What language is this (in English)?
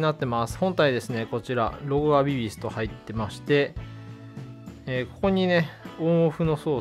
Japanese